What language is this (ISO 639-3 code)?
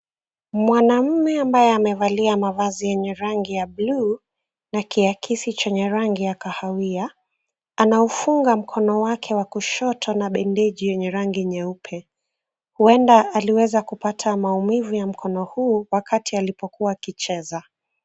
swa